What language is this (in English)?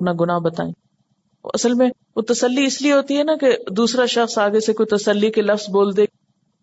Urdu